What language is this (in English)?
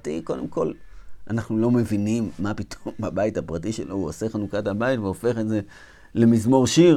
Hebrew